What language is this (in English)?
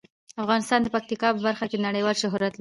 Pashto